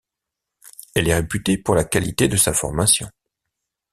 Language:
French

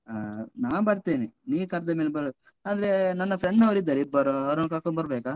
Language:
Kannada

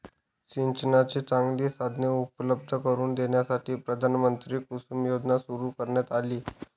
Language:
Marathi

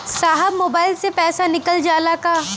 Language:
Bhojpuri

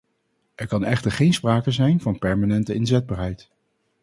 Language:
Dutch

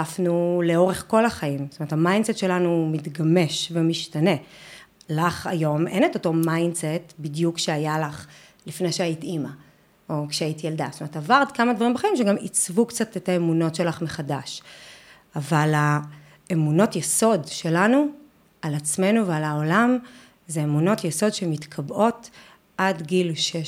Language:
Hebrew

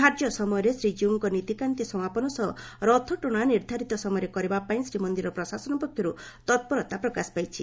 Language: Odia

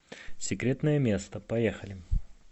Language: Russian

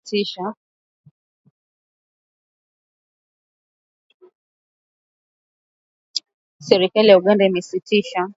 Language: Swahili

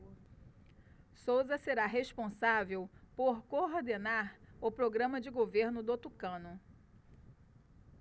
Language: Portuguese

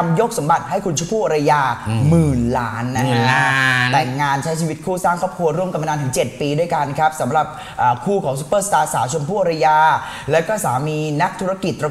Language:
Thai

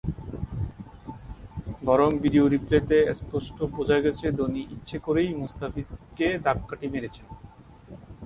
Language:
Bangla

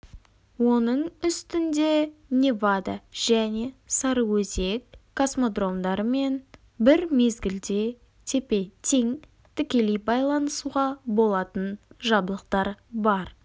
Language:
Kazakh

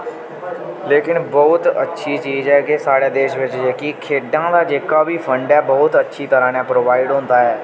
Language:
Dogri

